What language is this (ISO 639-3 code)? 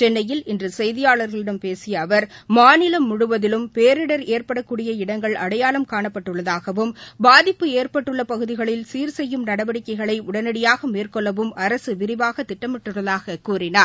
tam